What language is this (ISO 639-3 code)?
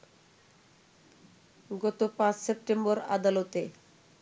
ben